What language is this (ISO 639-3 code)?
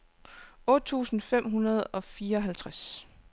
dan